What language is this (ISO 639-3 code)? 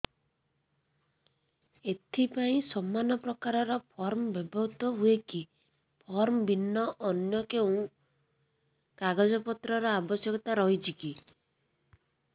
ori